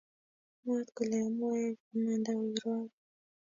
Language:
Kalenjin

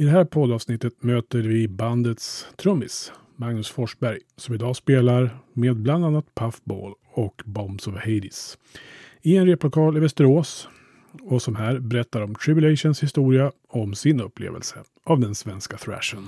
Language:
Swedish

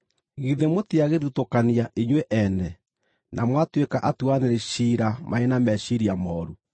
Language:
Kikuyu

